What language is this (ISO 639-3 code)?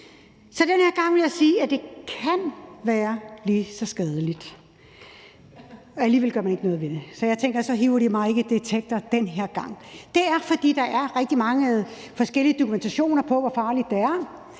dan